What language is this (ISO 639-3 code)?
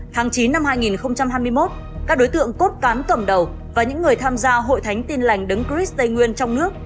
vie